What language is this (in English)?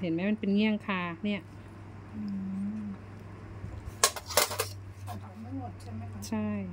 Thai